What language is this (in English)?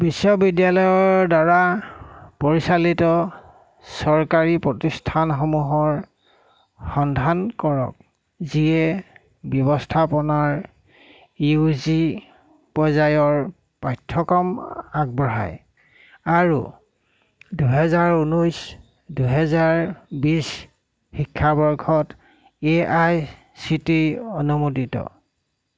Assamese